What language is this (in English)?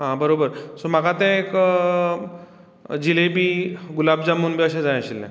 Konkani